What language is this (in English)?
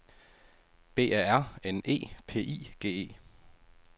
Danish